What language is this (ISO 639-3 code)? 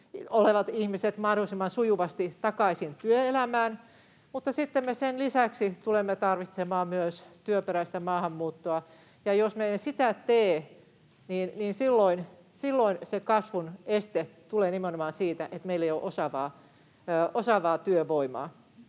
fin